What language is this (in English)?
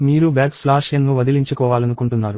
Telugu